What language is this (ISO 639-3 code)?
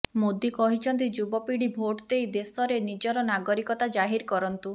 ori